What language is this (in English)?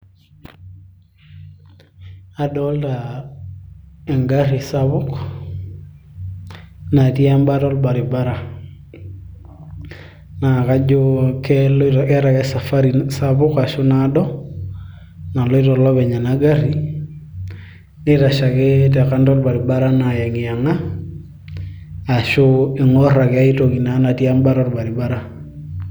Masai